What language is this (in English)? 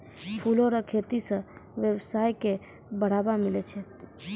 Maithili